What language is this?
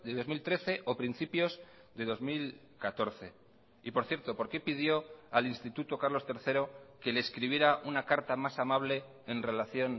Spanish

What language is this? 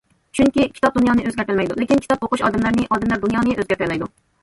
Uyghur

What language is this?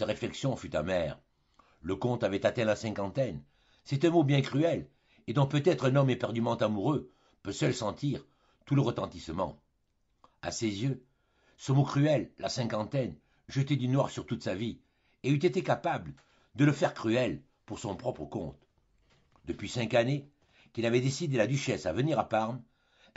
French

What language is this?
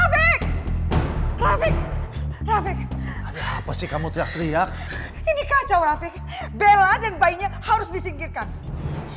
Indonesian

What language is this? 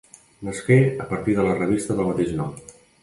Catalan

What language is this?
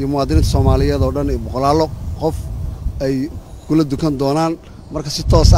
Arabic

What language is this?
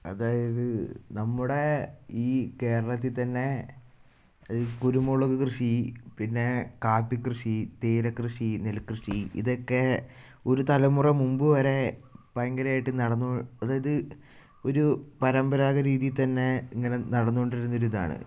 Malayalam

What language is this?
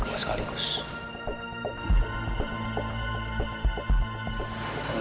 Indonesian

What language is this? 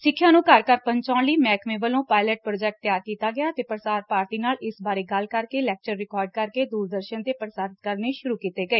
Punjabi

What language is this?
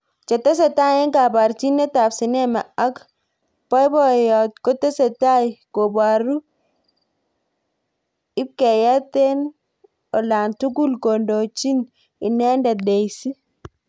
Kalenjin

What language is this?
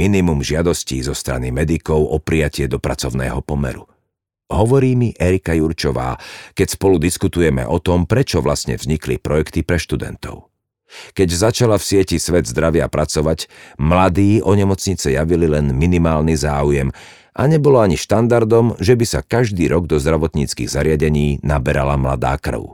Slovak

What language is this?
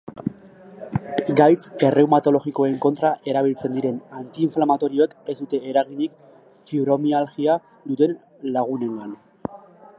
Basque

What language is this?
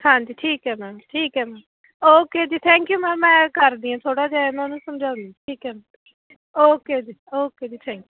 Punjabi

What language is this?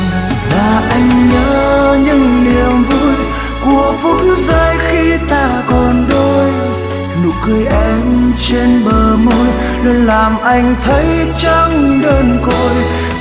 Vietnamese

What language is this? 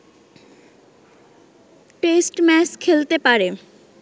Bangla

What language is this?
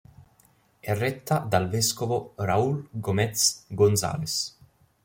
Italian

